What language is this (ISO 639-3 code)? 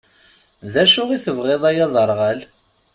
kab